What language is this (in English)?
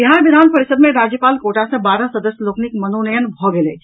Maithili